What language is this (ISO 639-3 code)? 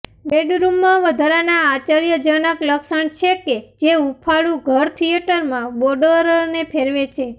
guj